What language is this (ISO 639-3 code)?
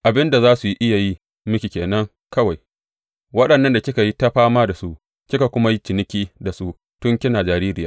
hau